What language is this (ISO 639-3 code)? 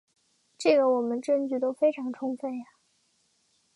zho